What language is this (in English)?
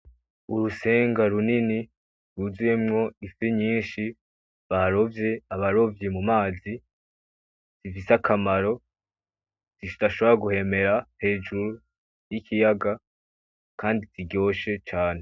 Rundi